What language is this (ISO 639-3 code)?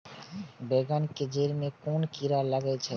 mai